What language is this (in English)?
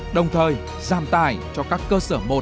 Vietnamese